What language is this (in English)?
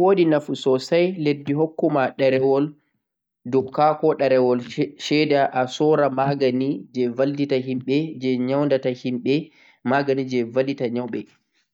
Central-Eastern Niger Fulfulde